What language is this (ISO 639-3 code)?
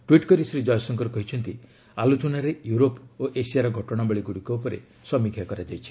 ori